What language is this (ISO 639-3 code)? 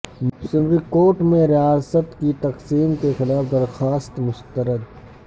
urd